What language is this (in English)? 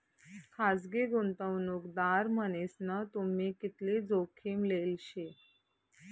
Marathi